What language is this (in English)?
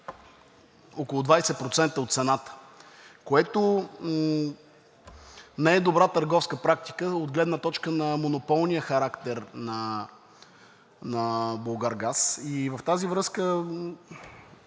Bulgarian